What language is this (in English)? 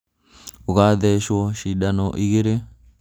Kikuyu